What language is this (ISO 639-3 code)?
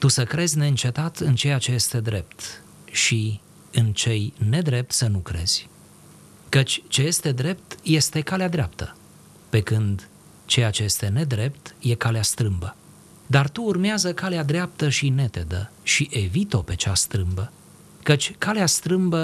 ron